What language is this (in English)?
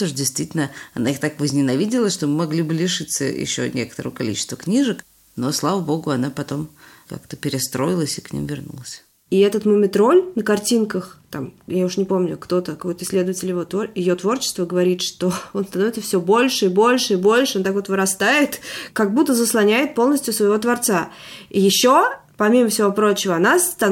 Russian